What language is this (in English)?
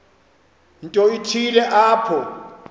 Xhosa